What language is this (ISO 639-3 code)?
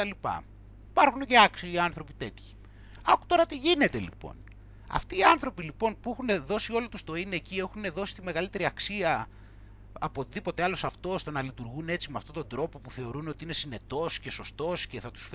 ell